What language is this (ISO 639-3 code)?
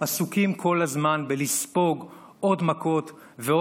heb